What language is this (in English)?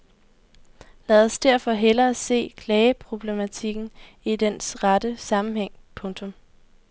Danish